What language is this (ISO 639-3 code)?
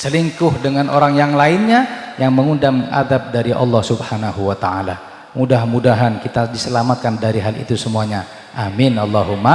ind